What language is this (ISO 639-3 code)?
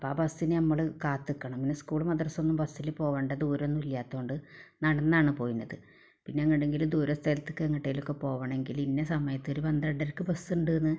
mal